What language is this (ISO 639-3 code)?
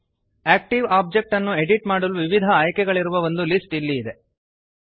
kan